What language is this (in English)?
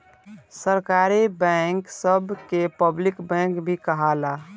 Bhojpuri